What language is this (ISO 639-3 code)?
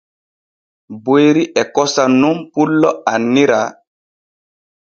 fue